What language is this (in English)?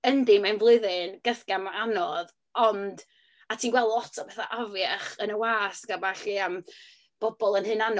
Welsh